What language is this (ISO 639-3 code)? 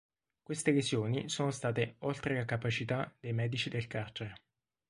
ita